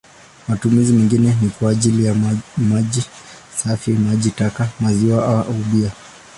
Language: Swahili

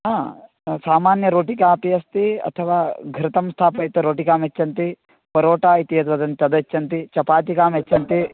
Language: Sanskrit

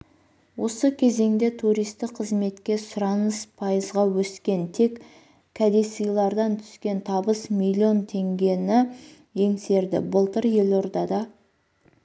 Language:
Kazakh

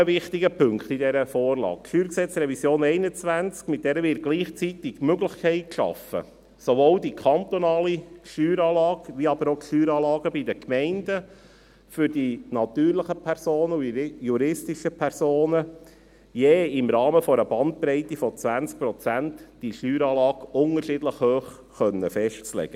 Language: Swiss German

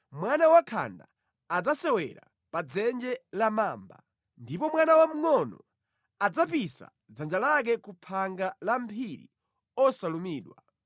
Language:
Nyanja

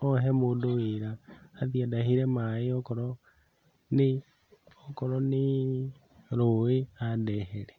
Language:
Kikuyu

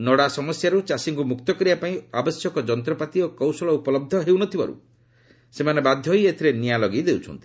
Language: Odia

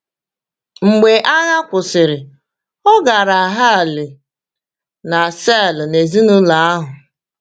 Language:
Igbo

